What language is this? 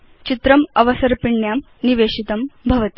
Sanskrit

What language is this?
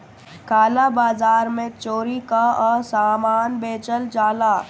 Bhojpuri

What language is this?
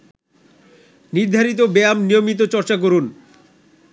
Bangla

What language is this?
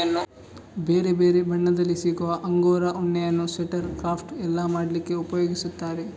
Kannada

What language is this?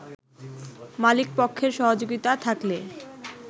Bangla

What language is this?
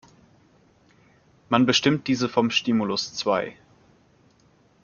German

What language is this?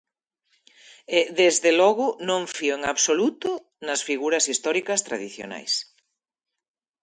Galician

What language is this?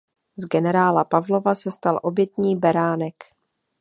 Czech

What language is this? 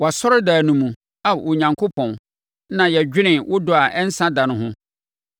Akan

